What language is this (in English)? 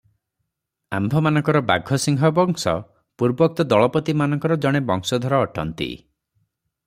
Odia